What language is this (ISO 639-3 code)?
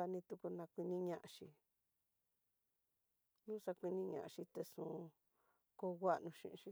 mtx